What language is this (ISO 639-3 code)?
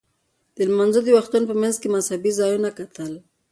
pus